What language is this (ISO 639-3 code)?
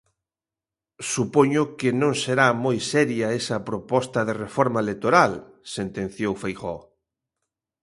glg